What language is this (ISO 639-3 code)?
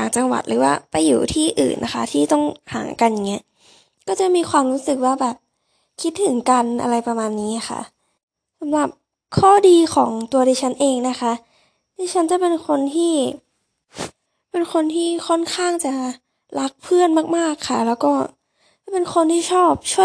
tha